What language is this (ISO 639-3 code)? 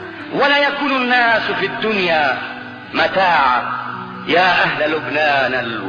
ara